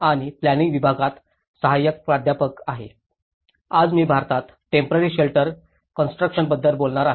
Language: Marathi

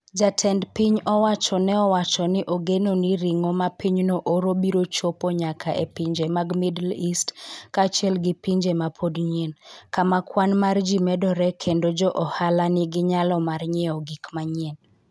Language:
Luo (Kenya and Tanzania)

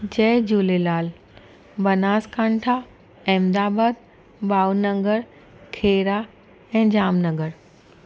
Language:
Sindhi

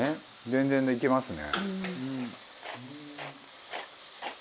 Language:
Japanese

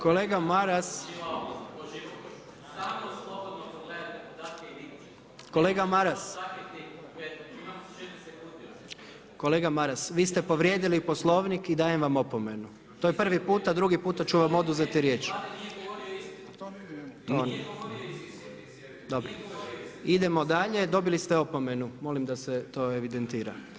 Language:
Croatian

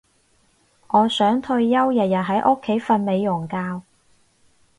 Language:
Cantonese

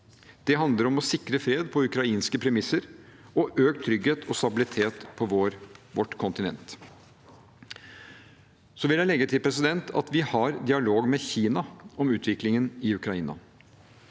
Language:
Norwegian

